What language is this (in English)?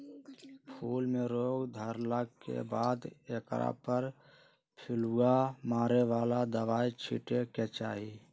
Magahi